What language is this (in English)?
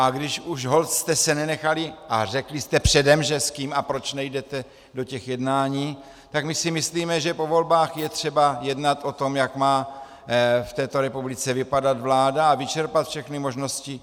Czech